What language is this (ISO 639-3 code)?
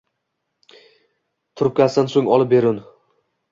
uzb